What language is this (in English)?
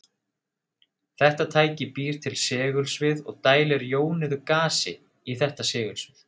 Icelandic